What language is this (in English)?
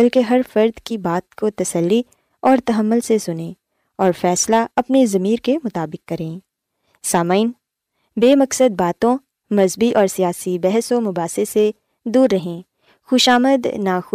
Urdu